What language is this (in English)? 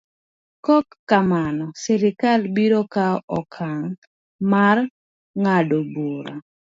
Luo (Kenya and Tanzania)